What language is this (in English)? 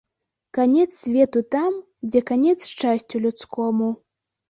Belarusian